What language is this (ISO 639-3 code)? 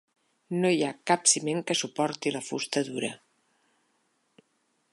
cat